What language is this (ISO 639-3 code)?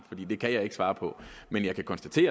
dan